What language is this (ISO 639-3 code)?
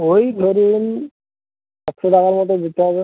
ben